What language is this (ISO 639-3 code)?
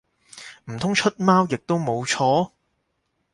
yue